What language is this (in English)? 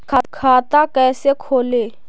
Magahi